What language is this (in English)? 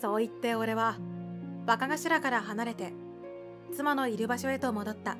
Japanese